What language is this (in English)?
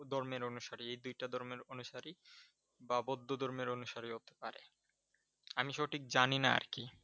Bangla